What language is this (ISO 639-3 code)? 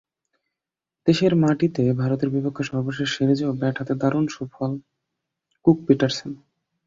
ben